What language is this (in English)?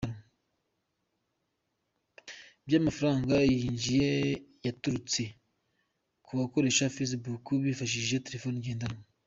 Kinyarwanda